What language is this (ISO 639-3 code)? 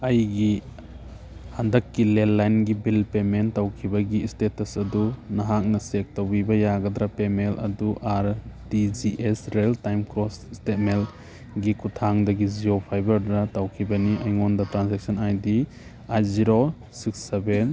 mni